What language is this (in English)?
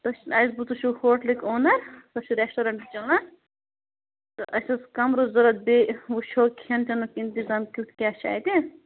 Kashmiri